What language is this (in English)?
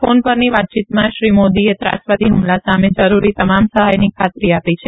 Gujarati